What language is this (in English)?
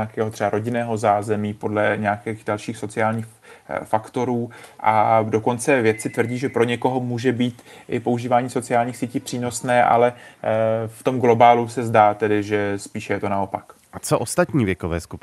Czech